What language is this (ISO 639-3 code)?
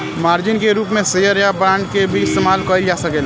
bho